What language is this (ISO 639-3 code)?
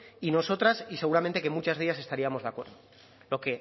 spa